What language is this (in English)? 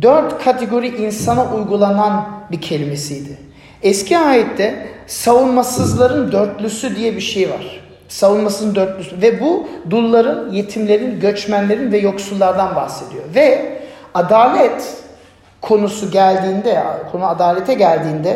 Turkish